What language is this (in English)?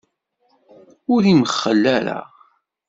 Kabyle